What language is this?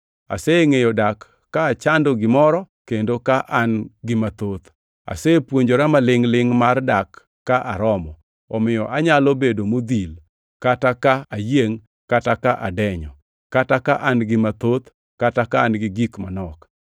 Luo (Kenya and Tanzania)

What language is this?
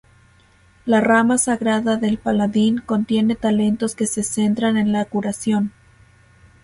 Spanish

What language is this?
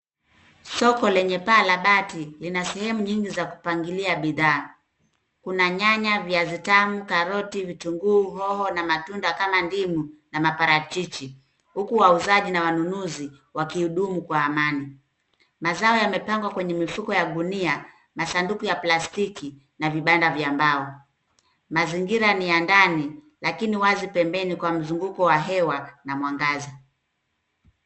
Swahili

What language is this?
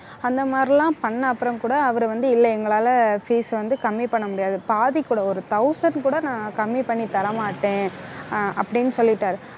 Tamil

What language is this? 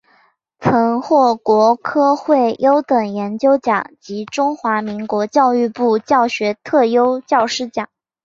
Chinese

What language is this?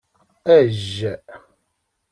Kabyle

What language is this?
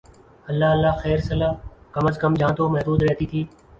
Urdu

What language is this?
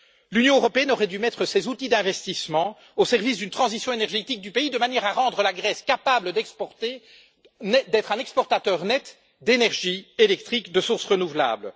French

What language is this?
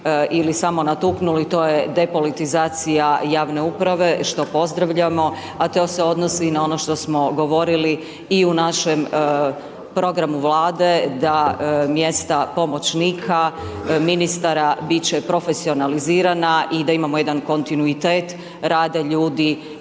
Croatian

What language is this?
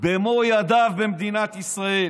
Hebrew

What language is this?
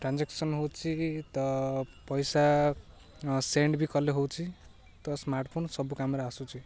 Odia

